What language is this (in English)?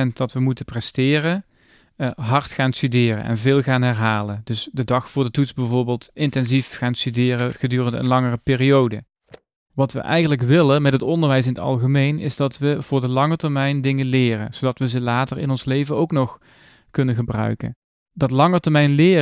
Dutch